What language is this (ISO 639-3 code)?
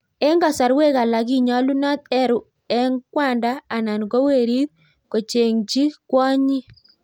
kln